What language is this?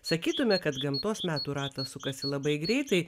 Lithuanian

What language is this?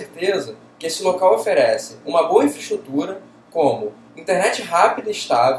Portuguese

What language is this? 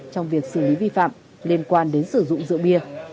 Vietnamese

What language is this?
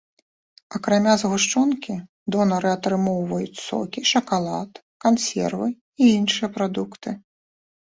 Belarusian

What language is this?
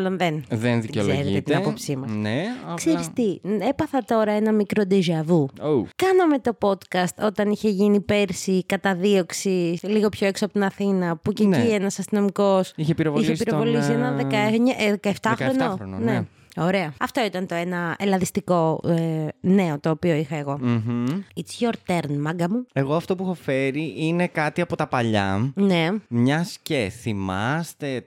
Greek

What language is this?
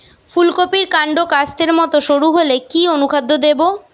Bangla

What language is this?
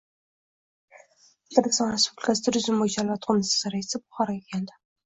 Uzbek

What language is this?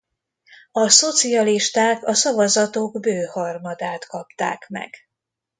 Hungarian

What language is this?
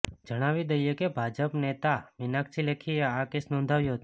Gujarati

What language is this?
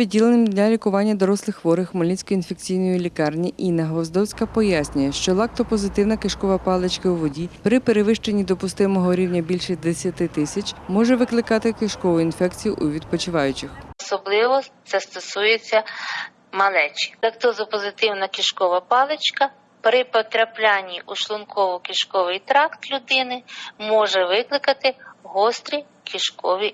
Ukrainian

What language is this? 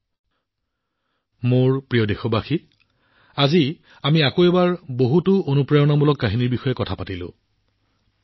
Assamese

